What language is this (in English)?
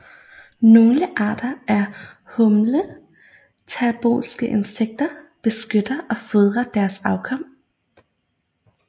Danish